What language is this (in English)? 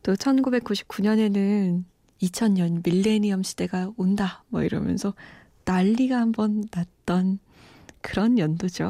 Korean